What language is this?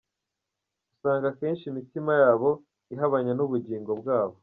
Kinyarwanda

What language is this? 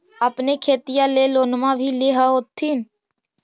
Magahi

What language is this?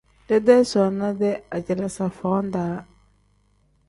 Tem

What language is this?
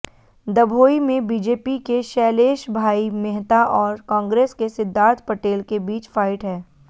Hindi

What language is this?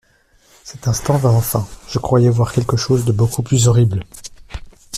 French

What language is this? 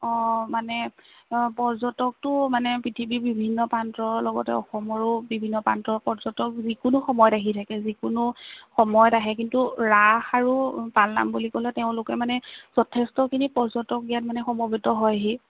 Assamese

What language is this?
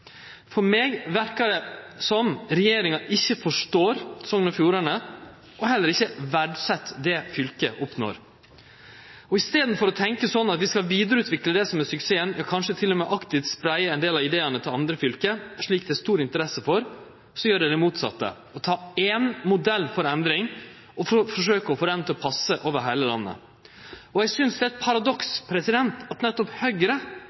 Norwegian Nynorsk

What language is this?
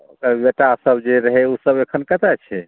Maithili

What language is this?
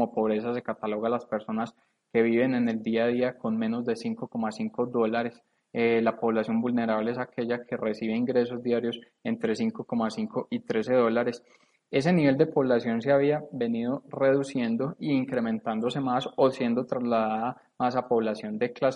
Spanish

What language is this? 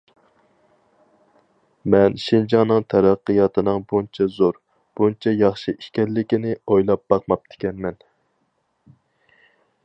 Uyghur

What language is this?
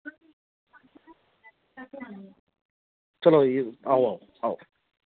Dogri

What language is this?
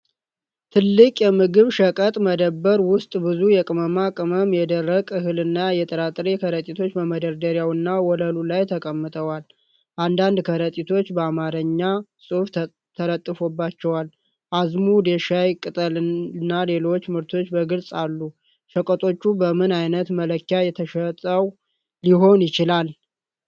Amharic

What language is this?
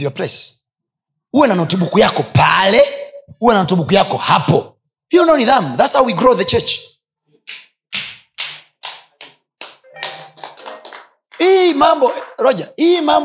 Swahili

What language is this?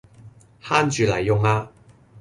Cantonese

